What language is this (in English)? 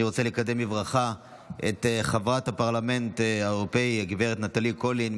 Hebrew